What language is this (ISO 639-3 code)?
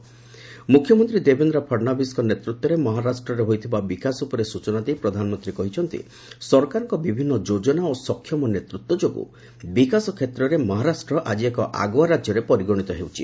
ori